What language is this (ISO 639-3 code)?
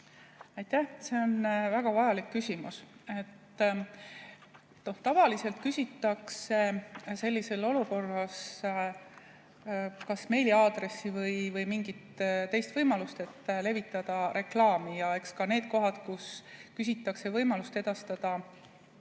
est